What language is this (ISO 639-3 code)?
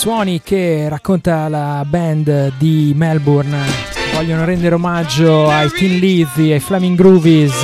ita